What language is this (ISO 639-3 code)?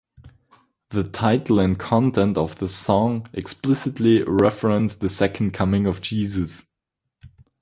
eng